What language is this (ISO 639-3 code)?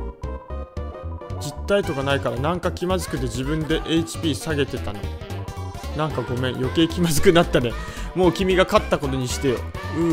jpn